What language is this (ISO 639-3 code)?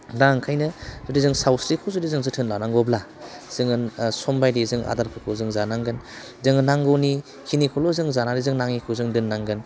brx